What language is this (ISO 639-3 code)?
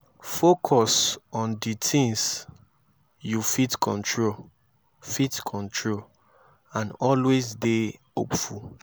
pcm